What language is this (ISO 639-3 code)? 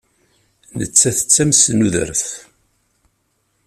kab